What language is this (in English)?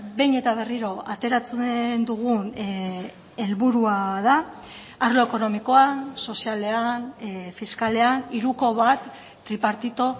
Basque